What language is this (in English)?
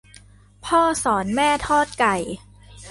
Thai